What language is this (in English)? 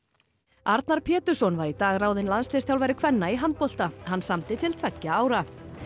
Icelandic